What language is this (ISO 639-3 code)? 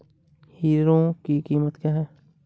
hin